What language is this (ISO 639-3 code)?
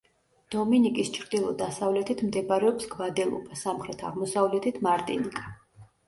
kat